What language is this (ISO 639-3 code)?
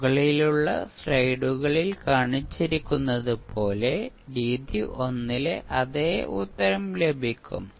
mal